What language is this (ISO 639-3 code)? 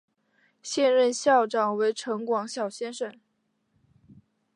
zho